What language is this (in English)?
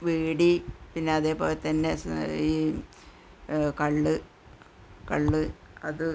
Malayalam